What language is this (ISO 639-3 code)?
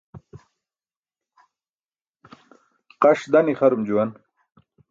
bsk